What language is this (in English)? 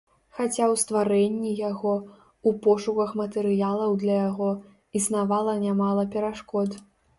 Belarusian